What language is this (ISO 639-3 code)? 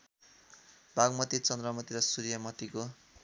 nep